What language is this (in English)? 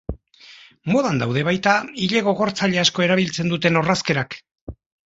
Basque